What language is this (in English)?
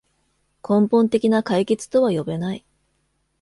Japanese